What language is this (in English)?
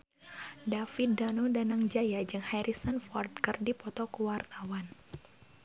Sundanese